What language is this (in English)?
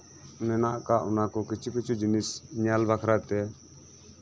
Santali